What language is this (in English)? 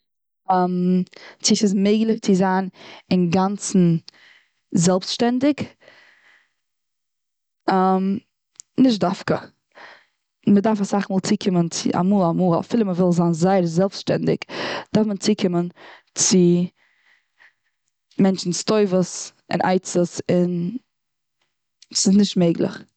Yiddish